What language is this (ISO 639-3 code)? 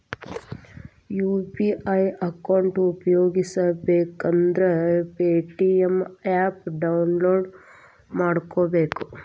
kan